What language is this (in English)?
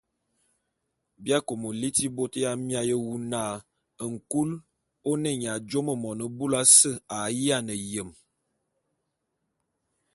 Bulu